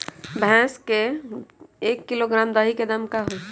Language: Magahi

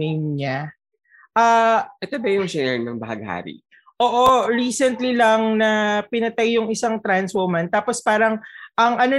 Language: Filipino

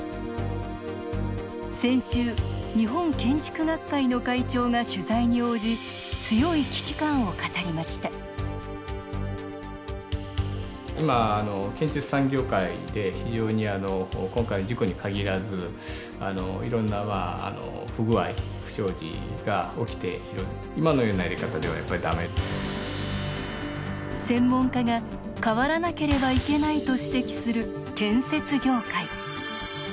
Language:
Japanese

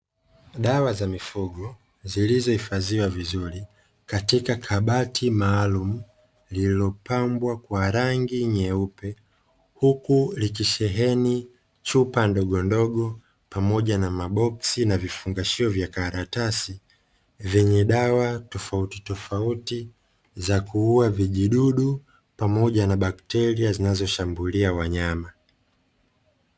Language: Swahili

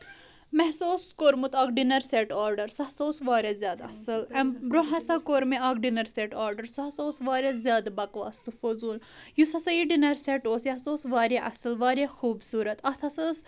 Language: Kashmiri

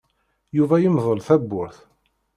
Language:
Kabyle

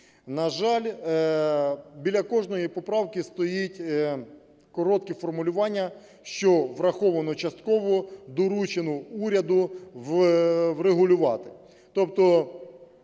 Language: Ukrainian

